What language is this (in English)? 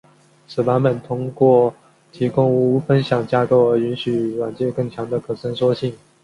Chinese